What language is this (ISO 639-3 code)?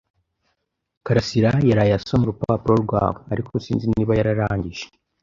kin